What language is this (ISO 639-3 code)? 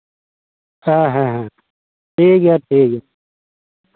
sat